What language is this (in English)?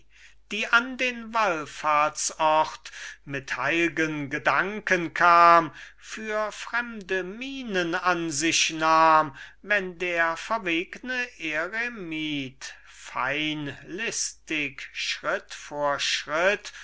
German